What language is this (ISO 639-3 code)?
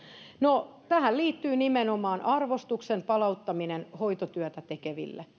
fin